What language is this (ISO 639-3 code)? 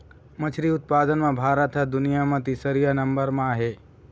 hne